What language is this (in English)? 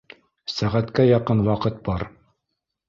Bashkir